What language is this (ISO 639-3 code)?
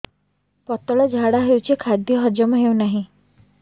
ori